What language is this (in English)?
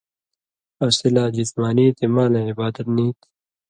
Indus Kohistani